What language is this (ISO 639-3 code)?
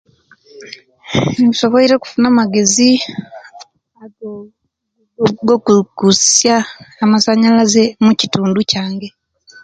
lke